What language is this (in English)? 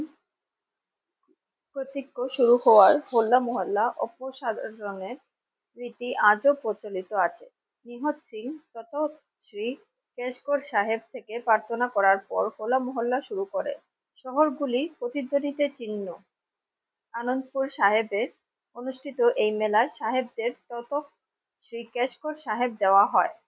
Bangla